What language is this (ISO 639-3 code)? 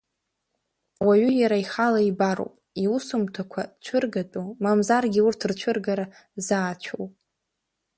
abk